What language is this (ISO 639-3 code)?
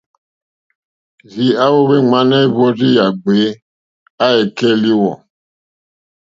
bri